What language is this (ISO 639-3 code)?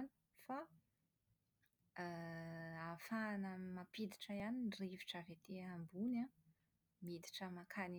mlg